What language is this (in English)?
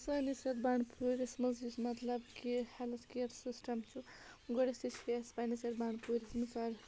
Kashmiri